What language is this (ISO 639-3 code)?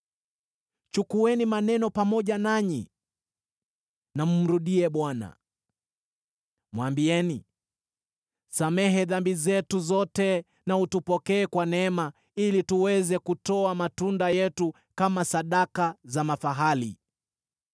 swa